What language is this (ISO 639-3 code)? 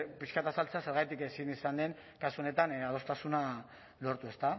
eus